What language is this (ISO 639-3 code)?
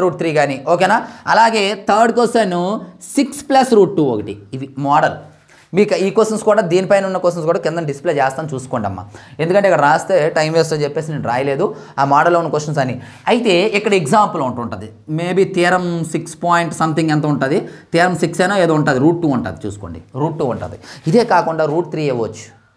tel